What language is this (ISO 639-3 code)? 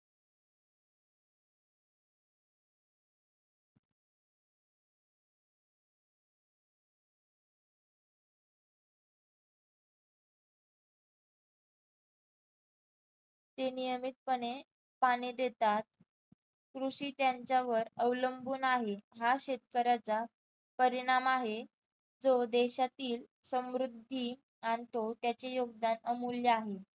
mar